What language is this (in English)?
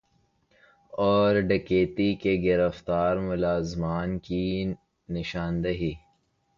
Urdu